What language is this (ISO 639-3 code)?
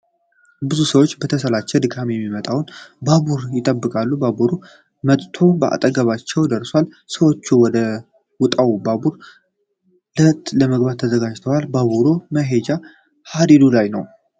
amh